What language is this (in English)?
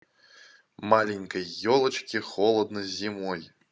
Russian